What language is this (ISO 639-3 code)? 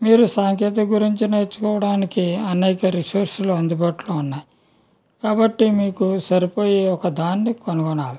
tel